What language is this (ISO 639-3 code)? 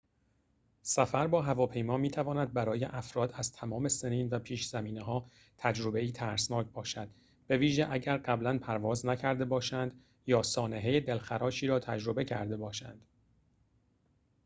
fas